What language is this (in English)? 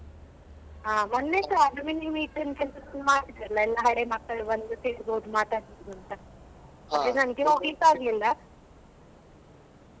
Kannada